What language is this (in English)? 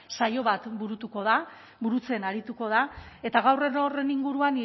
Basque